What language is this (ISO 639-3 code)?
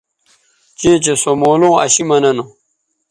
btv